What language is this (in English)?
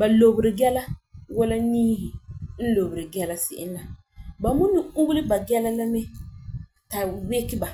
Frafra